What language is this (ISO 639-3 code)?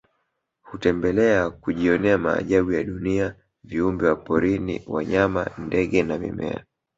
swa